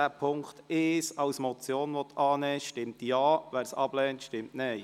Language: Swiss German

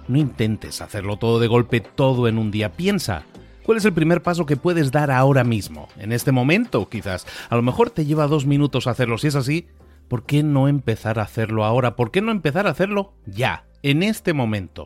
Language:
Spanish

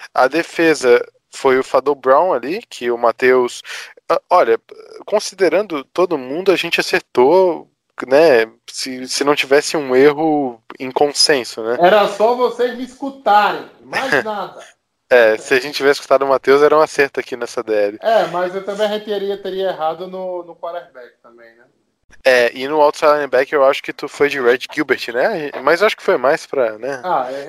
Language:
Portuguese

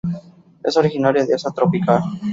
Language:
Spanish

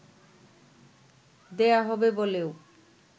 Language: Bangla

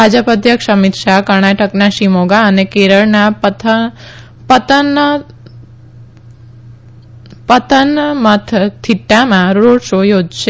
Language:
Gujarati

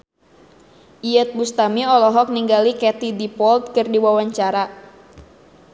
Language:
Sundanese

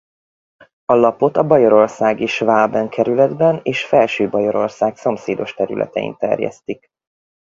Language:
Hungarian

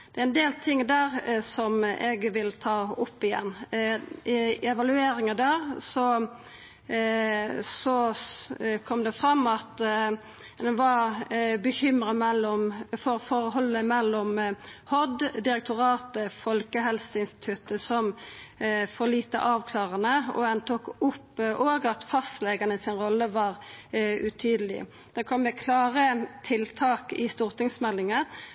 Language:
Norwegian Nynorsk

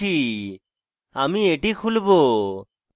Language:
Bangla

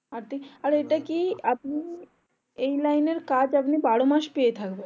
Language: Bangla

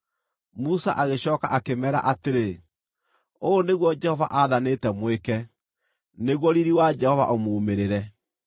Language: Kikuyu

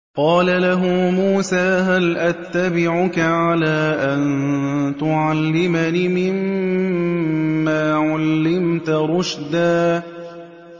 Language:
Arabic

